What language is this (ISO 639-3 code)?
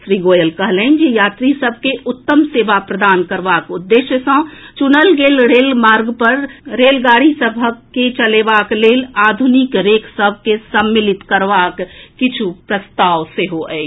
mai